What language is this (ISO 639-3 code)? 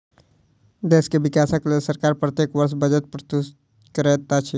mai